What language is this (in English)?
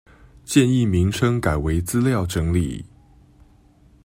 Chinese